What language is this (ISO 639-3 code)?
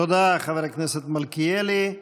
heb